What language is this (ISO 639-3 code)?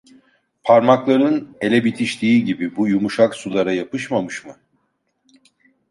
tur